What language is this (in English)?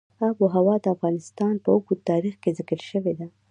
Pashto